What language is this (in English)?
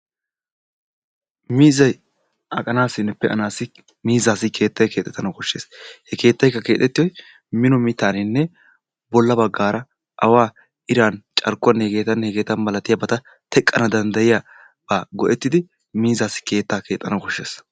Wolaytta